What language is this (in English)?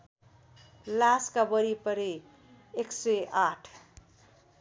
Nepali